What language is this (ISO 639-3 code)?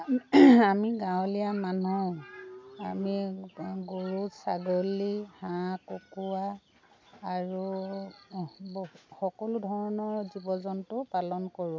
asm